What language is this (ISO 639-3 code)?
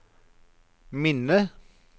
nor